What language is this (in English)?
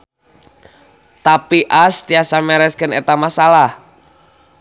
Sundanese